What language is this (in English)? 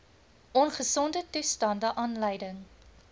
Afrikaans